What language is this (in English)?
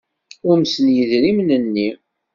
Kabyle